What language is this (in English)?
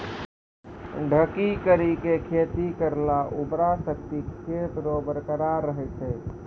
Maithili